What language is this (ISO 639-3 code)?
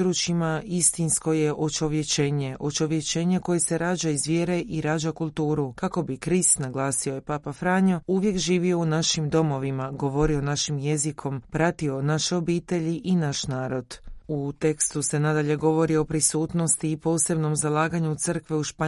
hrv